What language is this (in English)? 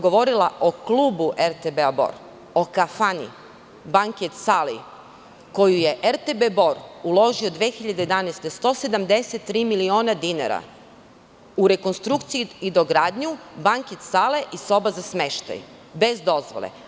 Serbian